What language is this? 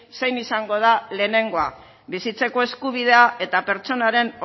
Basque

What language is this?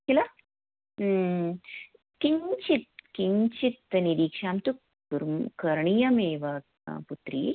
Sanskrit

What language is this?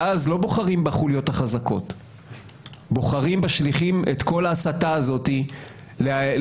Hebrew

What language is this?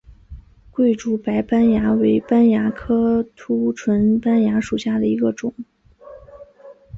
Chinese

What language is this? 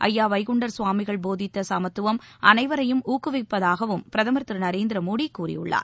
Tamil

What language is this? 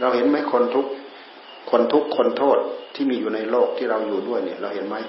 Thai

